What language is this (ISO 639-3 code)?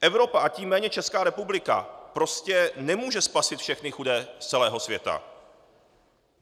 ces